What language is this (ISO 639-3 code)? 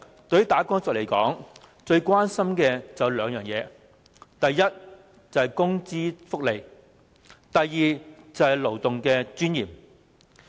yue